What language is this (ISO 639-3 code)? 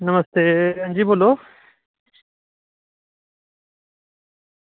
doi